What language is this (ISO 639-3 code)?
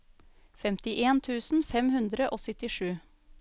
nor